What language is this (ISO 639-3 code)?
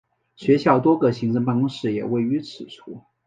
zho